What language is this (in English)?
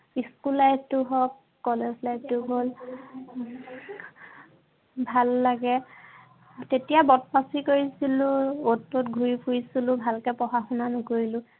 Assamese